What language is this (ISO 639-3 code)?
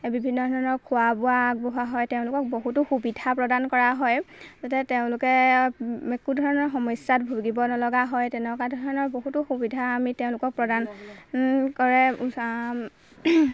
asm